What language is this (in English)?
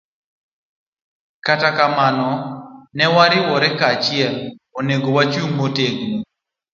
Luo (Kenya and Tanzania)